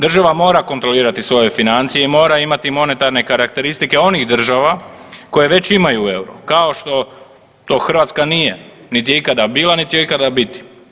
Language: Croatian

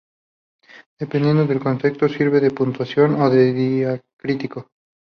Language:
Spanish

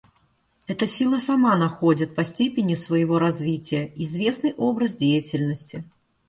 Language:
Russian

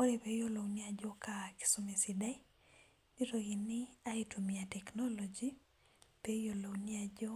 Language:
Masai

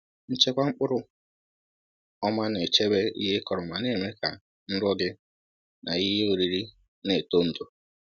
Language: Igbo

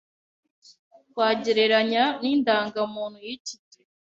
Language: Kinyarwanda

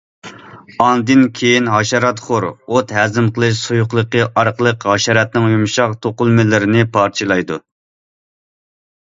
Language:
Uyghur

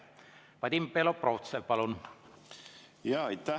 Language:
Estonian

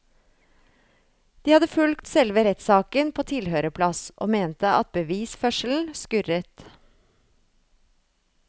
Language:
Norwegian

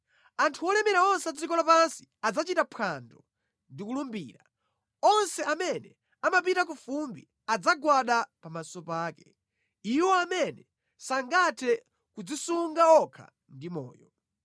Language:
Nyanja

